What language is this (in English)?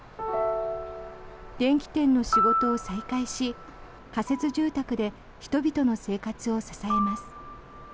Japanese